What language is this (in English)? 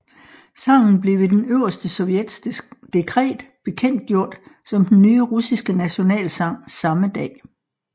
Danish